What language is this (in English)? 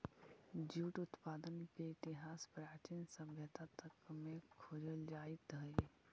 Magahi